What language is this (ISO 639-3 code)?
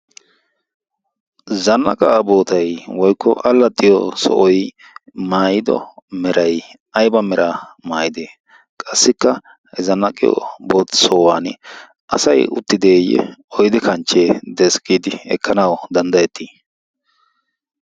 wal